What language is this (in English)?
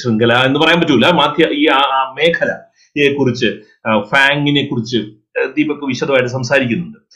Malayalam